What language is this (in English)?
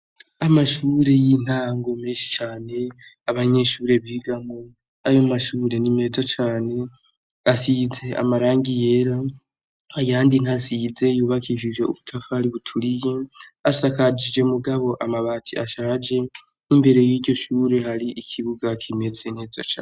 Rundi